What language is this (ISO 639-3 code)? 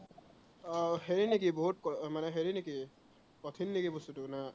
asm